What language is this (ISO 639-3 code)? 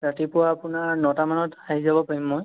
asm